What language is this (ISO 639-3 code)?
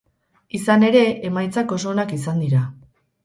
eus